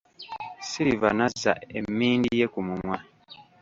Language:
Ganda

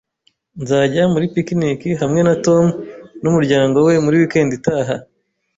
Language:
Kinyarwanda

